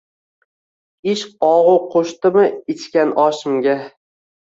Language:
Uzbek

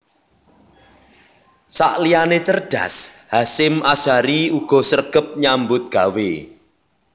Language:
Javanese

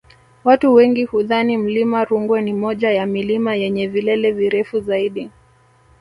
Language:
Swahili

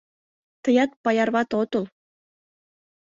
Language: Mari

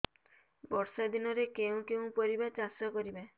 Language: Odia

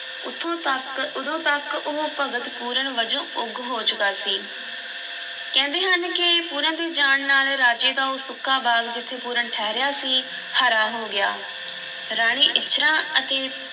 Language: Punjabi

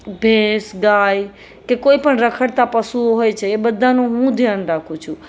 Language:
Gujarati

